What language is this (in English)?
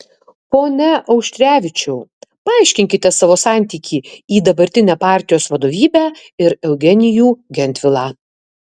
Lithuanian